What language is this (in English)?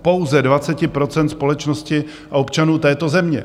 Czech